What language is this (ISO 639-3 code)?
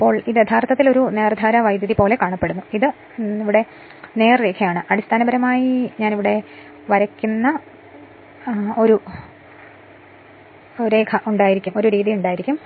mal